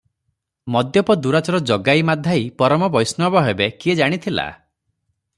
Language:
Odia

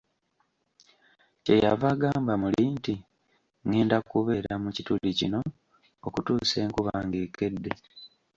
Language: Ganda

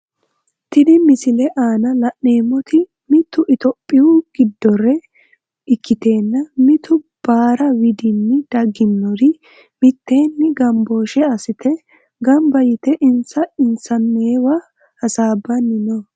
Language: Sidamo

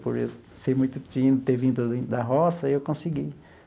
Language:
Portuguese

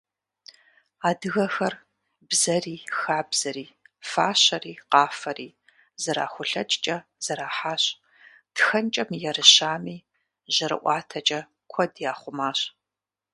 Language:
Kabardian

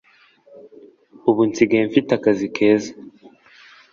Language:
Kinyarwanda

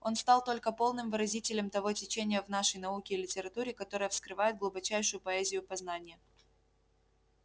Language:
Russian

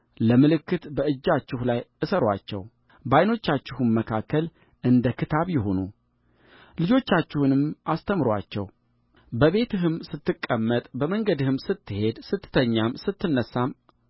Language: Amharic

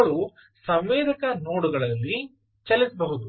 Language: Kannada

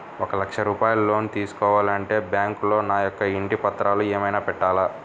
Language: Telugu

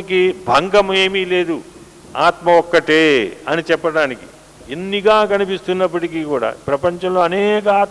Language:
Telugu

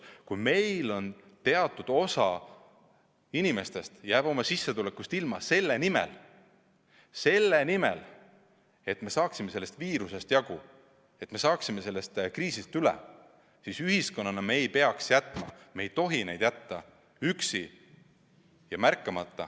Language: Estonian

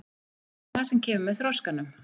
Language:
Icelandic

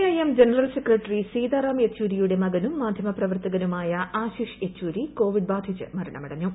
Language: Malayalam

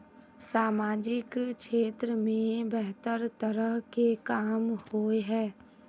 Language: Magahi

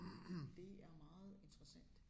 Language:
Danish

